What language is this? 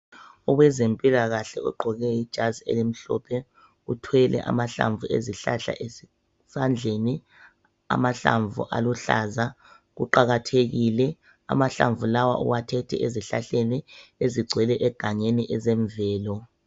North Ndebele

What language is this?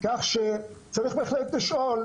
Hebrew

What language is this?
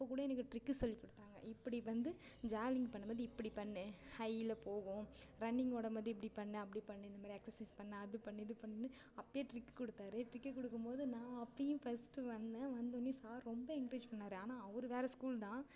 Tamil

